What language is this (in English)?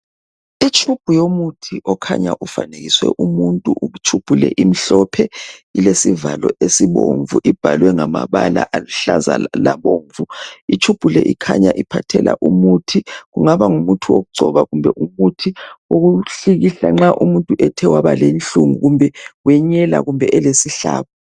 North Ndebele